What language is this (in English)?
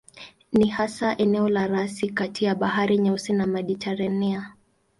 Swahili